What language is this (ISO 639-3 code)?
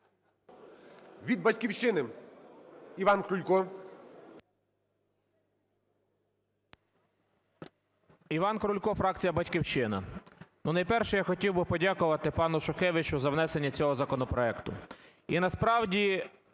ukr